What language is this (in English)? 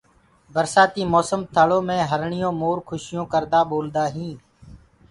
Gurgula